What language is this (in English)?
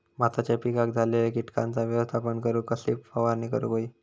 Marathi